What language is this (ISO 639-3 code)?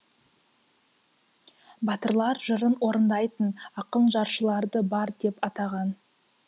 kaz